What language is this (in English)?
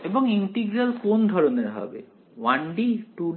Bangla